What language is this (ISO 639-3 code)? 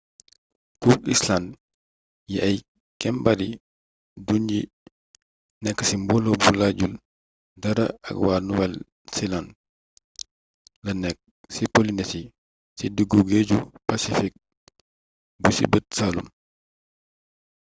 wol